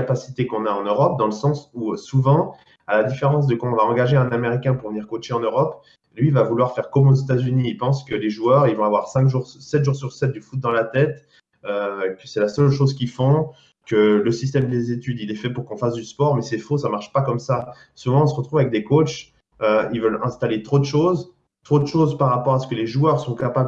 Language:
French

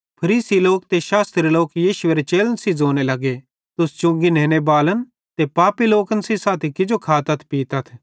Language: Bhadrawahi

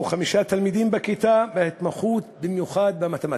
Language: Hebrew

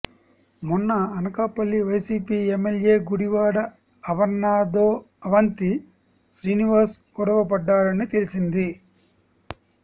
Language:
Telugu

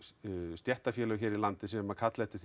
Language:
Icelandic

